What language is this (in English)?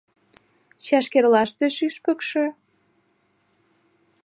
Mari